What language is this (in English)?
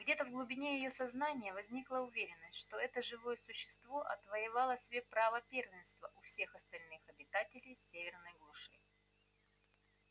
Russian